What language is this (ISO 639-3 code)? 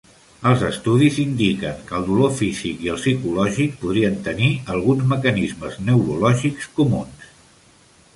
cat